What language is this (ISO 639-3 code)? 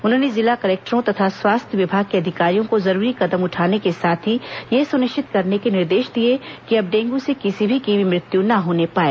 hin